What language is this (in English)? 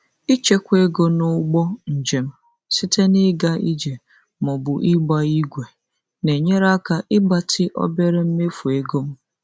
Igbo